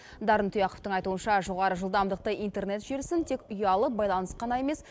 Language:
Kazakh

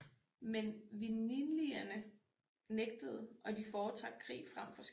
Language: Danish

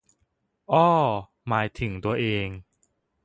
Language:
Thai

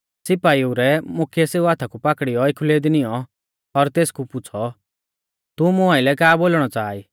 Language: Mahasu Pahari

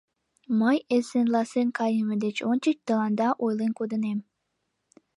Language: Mari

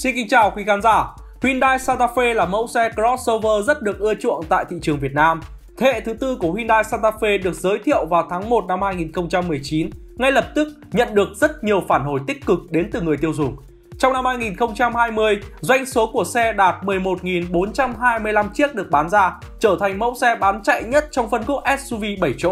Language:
Vietnamese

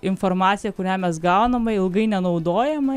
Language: Lithuanian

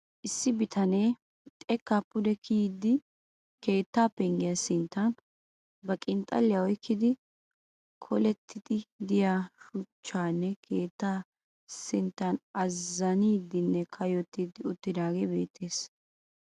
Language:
Wolaytta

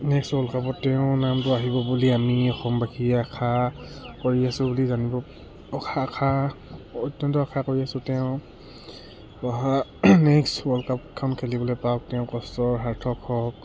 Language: Assamese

